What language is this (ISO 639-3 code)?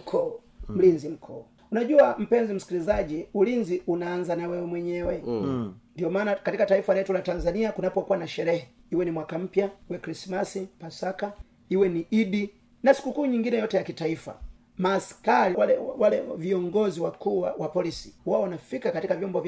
swa